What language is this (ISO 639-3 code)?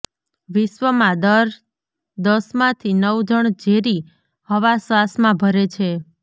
guj